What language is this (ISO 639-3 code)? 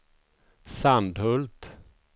swe